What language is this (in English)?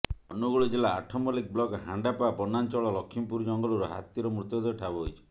Odia